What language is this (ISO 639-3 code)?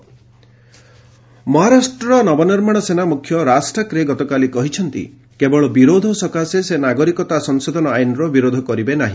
ori